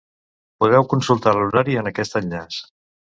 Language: Catalan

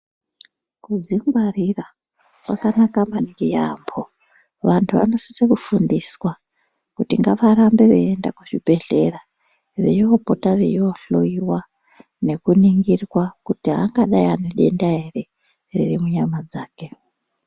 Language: Ndau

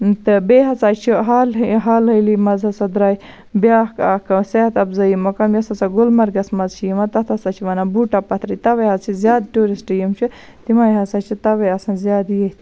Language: Kashmiri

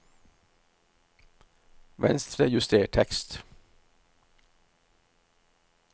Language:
Norwegian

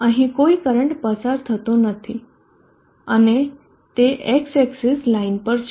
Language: Gujarati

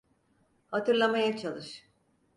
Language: Turkish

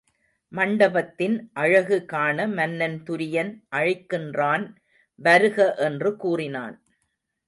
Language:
Tamil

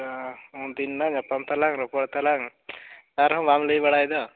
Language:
Santali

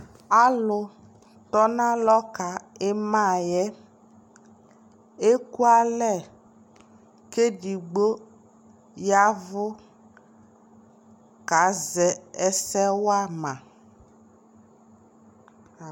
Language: Ikposo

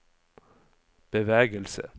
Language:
Norwegian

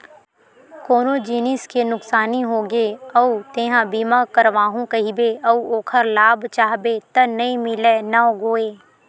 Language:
Chhattisgarhi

